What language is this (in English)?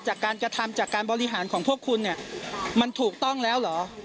Thai